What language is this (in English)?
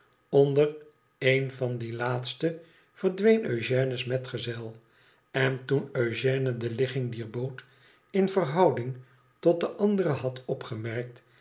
Dutch